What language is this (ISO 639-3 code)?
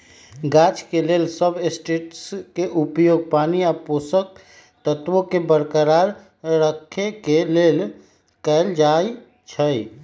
mag